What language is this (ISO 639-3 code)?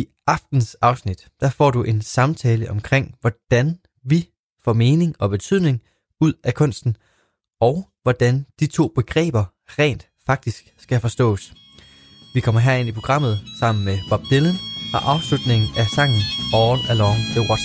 dan